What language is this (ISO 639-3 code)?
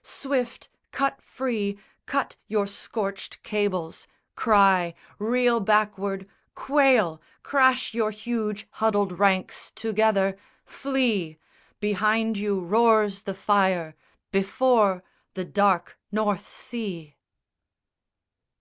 eng